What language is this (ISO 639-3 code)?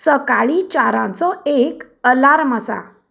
kok